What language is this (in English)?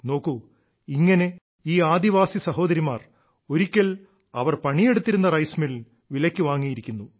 Malayalam